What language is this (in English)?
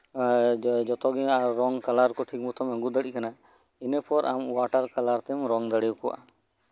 Santali